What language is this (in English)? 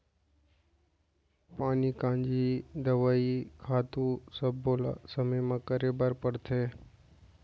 Chhattisgarhi